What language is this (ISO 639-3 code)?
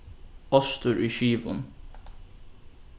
fao